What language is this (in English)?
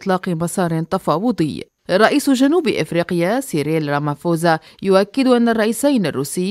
Arabic